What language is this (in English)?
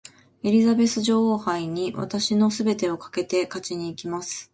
Japanese